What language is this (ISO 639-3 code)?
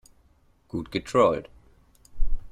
deu